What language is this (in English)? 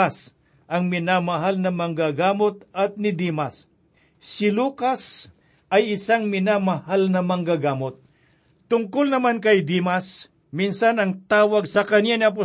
Filipino